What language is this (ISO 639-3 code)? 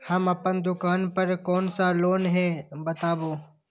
mai